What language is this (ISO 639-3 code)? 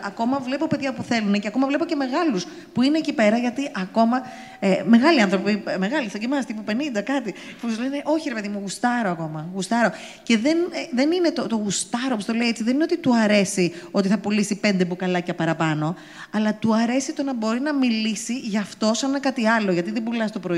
ell